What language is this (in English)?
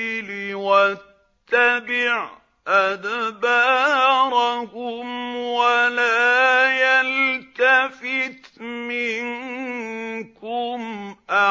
Arabic